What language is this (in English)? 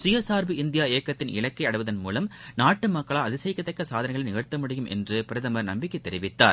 Tamil